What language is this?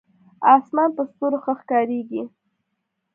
Pashto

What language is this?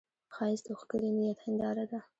Pashto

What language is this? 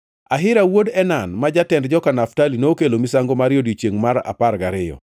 Luo (Kenya and Tanzania)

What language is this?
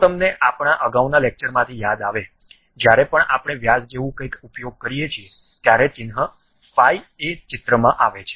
Gujarati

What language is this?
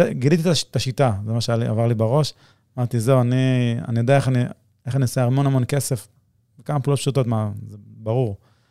Hebrew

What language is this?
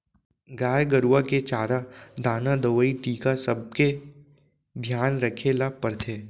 Chhattisgarhi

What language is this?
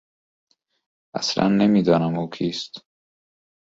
Persian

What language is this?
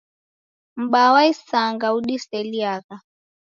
Taita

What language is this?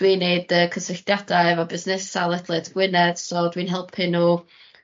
Welsh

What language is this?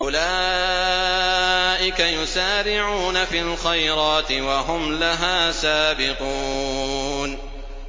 Arabic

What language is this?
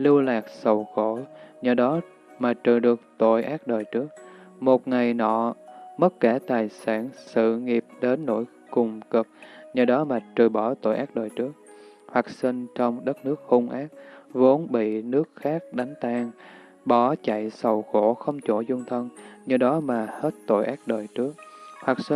Vietnamese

